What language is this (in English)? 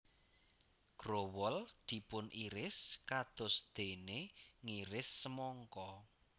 Javanese